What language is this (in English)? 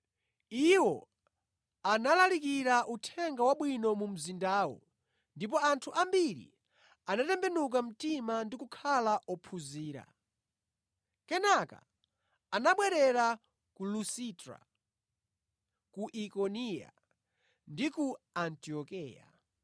Nyanja